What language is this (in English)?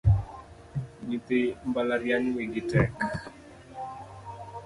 Luo (Kenya and Tanzania)